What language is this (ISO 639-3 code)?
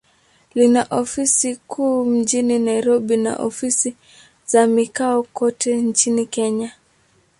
swa